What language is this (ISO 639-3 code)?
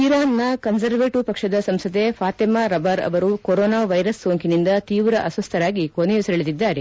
kan